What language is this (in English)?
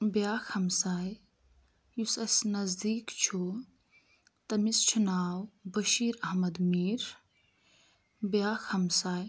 Kashmiri